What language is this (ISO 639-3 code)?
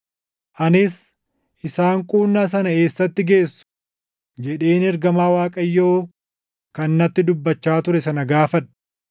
orm